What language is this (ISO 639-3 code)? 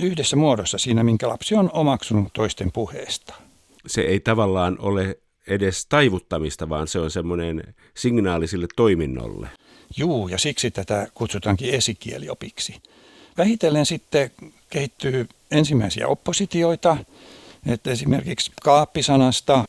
fin